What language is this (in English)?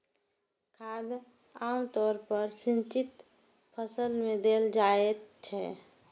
Maithili